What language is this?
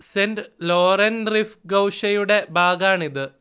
Malayalam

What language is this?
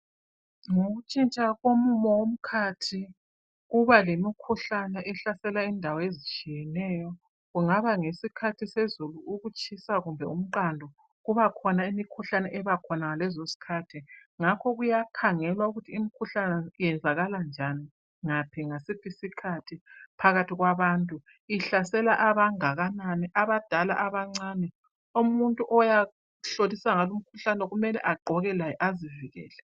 North Ndebele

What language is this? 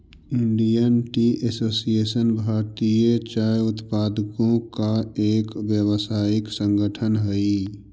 Magahi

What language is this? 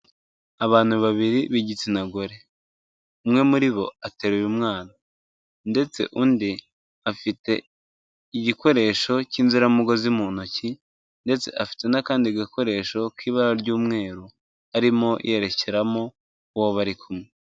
Kinyarwanda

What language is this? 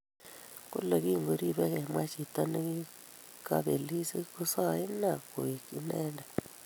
Kalenjin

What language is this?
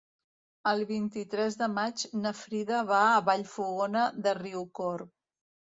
Catalan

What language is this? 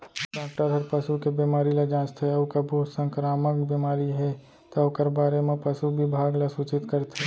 Chhattisgarhi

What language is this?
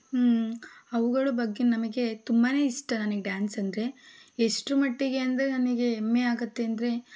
Kannada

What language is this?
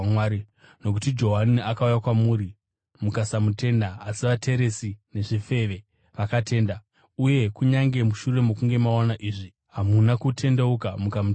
Shona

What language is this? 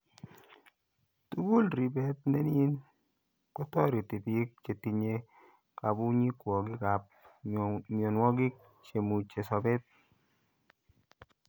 Kalenjin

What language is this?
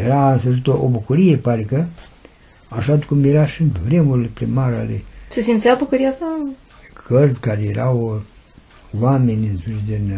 Romanian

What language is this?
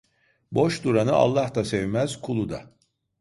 Turkish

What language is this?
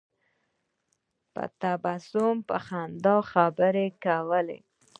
Pashto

